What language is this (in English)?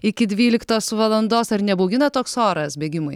Lithuanian